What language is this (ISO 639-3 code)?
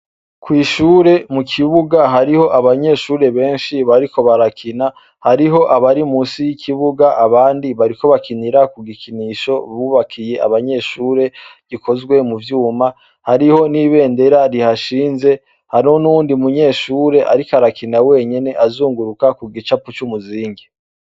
run